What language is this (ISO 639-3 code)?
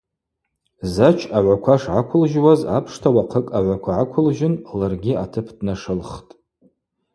abq